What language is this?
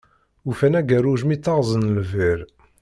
Kabyle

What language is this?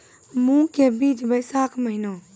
Maithili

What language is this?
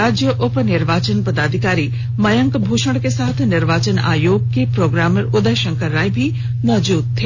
Hindi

